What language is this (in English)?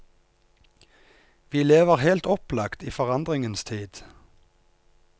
Norwegian